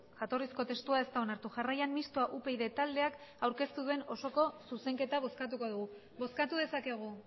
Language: Basque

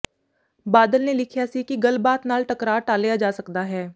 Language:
Punjabi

